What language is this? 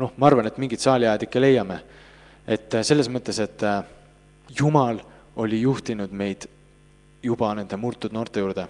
Finnish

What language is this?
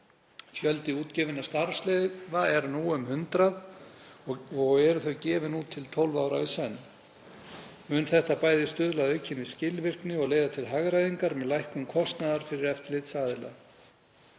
Icelandic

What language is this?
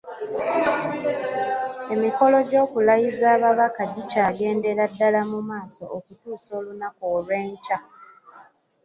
Ganda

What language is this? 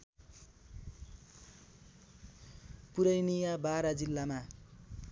Nepali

